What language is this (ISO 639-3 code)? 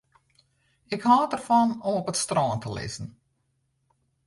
fry